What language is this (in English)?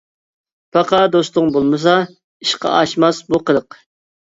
Uyghur